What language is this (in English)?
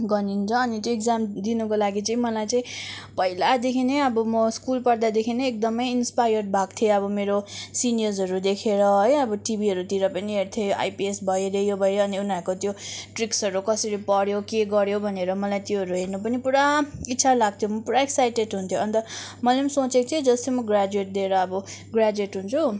Nepali